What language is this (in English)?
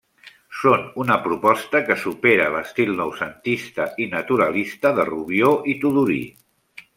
Catalan